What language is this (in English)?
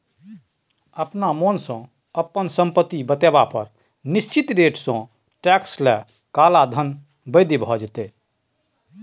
Maithili